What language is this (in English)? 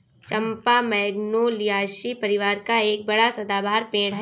Hindi